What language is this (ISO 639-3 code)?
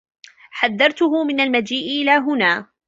ara